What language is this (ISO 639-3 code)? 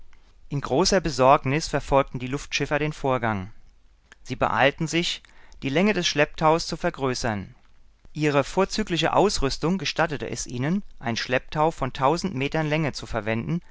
deu